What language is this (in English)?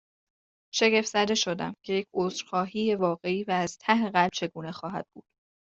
Persian